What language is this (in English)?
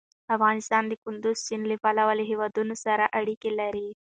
Pashto